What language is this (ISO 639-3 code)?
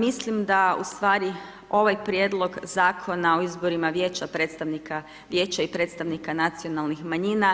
hrv